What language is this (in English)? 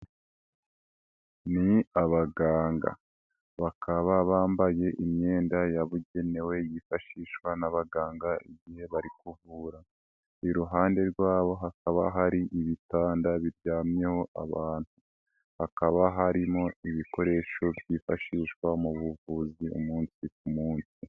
Kinyarwanda